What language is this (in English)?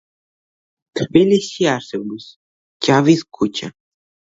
Georgian